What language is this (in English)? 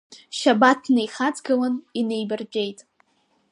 Abkhazian